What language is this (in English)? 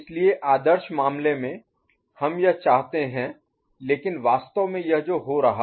Hindi